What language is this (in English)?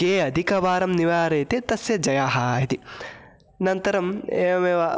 Sanskrit